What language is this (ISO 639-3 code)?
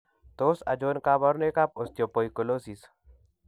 kln